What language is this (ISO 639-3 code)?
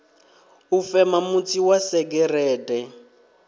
ven